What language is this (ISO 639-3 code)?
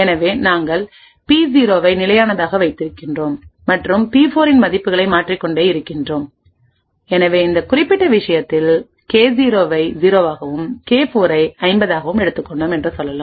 tam